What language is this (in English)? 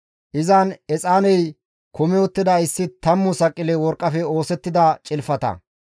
Gamo